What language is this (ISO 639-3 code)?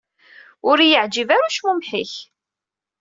kab